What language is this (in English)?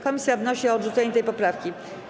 Polish